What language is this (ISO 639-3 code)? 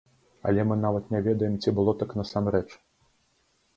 bel